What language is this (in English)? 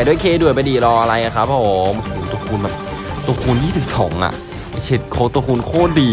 Thai